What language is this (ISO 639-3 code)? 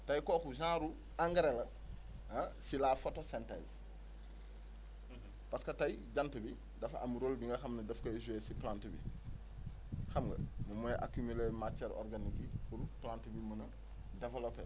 wol